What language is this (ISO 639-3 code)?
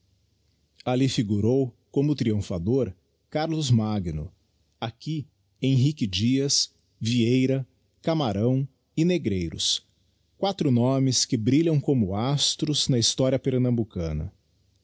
por